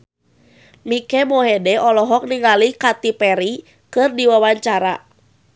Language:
Sundanese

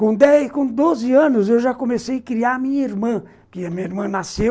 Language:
Portuguese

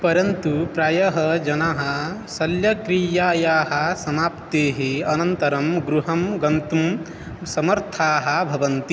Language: Sanskrit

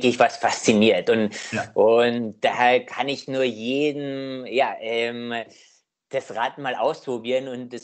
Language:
German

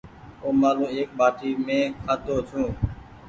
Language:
Goaria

